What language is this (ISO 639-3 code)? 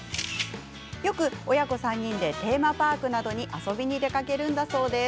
jpn